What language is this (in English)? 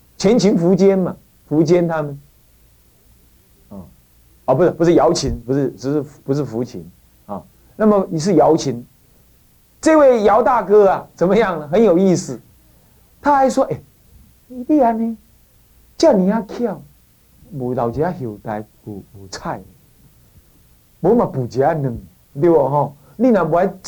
Chinese